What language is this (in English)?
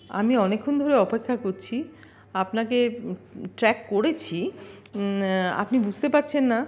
Bangla